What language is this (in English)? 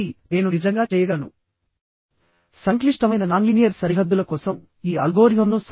Telugu